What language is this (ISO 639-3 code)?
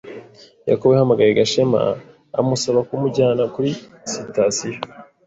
kin